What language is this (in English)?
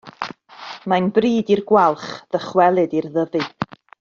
Welsh